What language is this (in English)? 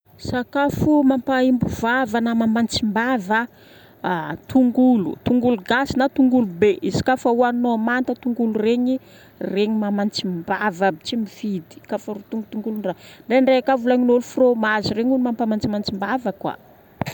Northern Betsimisaraka Malagasy